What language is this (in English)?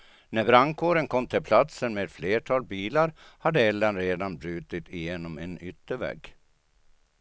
Swedish